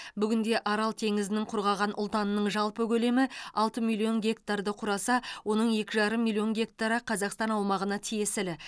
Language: Kazakh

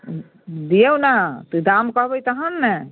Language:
Maithili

